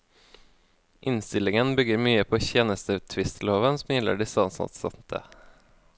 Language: Norwegian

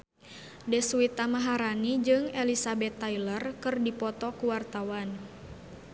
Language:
Sundanese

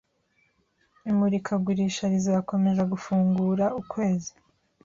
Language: Kinyarwanda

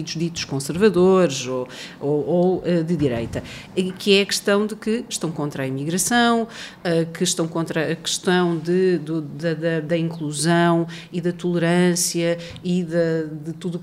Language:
Portuguese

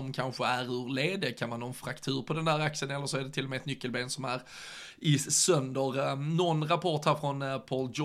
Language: Swedish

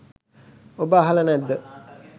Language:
Sinhala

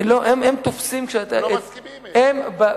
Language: Hebrew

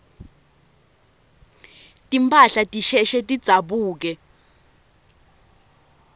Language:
Swati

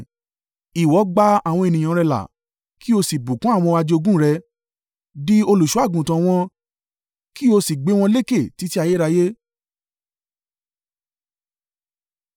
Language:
Yoruba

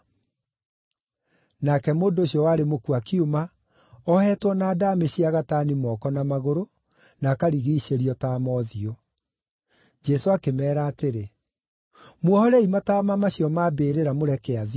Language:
Kikuyu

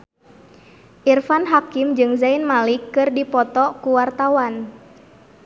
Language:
Sundanese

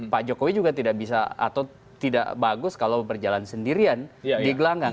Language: Indonesian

